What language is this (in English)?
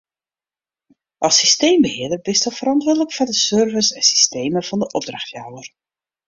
Western Frisian